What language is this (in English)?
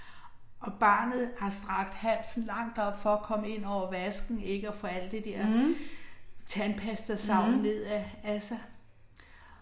Danish